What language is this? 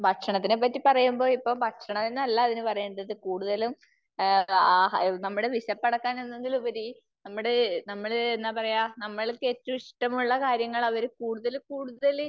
Malayalam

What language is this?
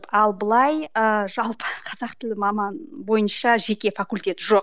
Kazakh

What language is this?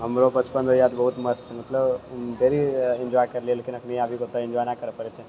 Maithili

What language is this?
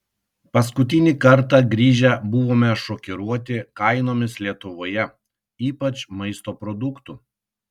Lithuanian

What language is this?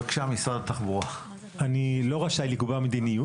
Hebrew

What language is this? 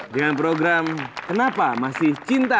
Indonesian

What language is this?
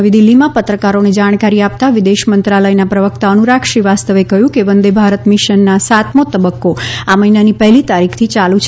Gujarati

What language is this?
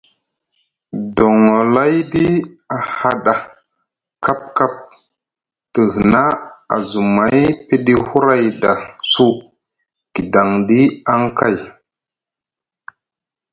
Musgu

